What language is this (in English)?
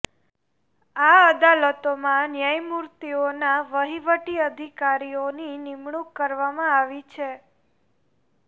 Gujarati